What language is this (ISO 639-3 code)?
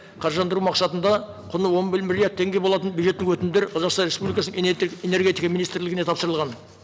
kaz